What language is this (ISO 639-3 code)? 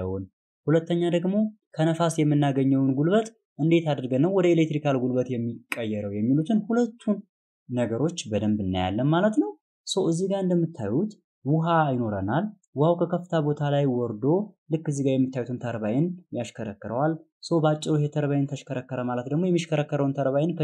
tur